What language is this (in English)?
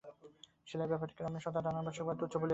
Bangla